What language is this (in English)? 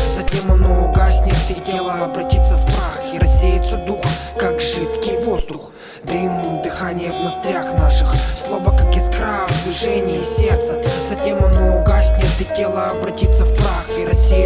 Russian